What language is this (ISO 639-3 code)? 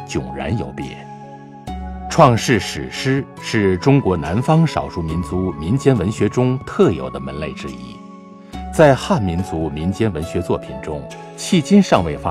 zho